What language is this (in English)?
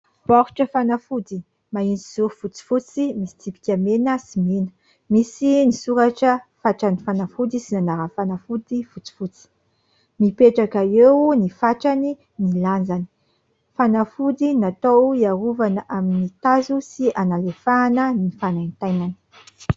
Malagasy